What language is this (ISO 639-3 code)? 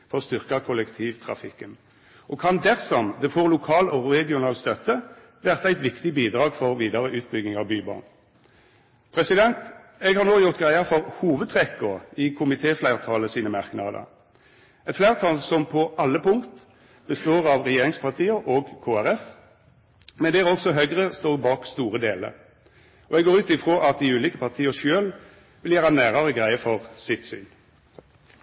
nno